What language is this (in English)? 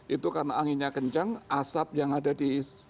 Indonesian